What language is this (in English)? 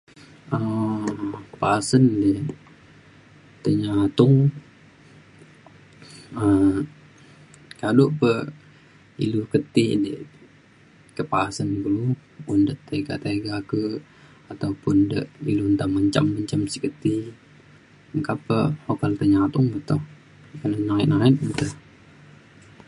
Mainstream Kenyah